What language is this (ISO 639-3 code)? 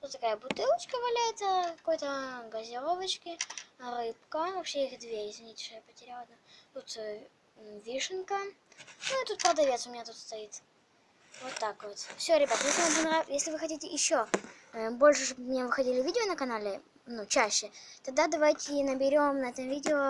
rus